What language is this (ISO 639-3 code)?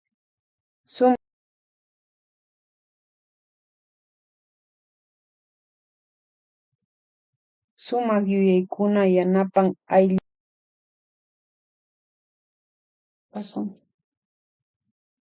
qvj